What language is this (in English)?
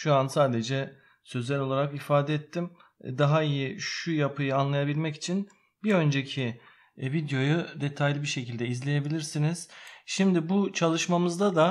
Turkish